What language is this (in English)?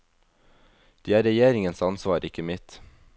Norwegian